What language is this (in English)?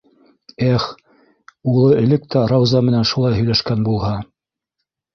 Bashkir